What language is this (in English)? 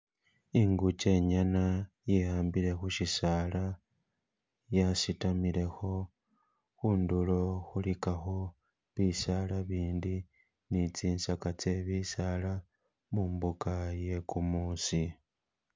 Masaaba